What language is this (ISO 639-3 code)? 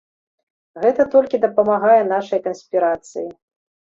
bel